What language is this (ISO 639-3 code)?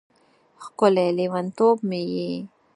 pus